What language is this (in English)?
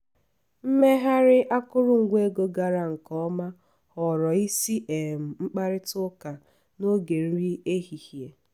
Igbo